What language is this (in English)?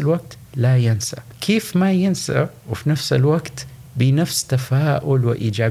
Arabic